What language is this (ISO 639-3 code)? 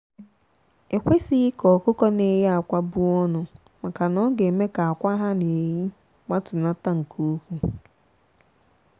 ibo